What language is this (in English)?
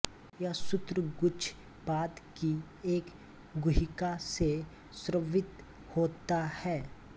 Hindi